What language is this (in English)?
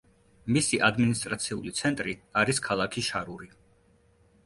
Georgian